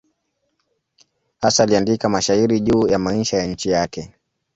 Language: Swahili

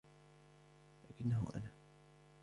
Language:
Arabic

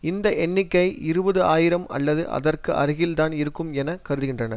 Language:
Tamil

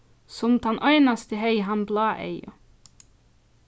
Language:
Faroese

